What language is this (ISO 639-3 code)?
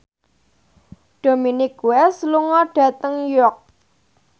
jav